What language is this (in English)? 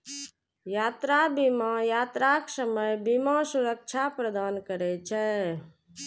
Maithili